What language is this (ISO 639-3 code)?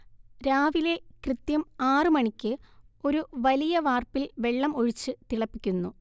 mal